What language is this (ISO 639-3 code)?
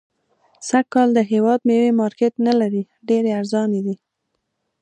pus